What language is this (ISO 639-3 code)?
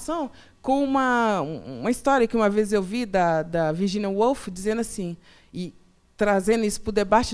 por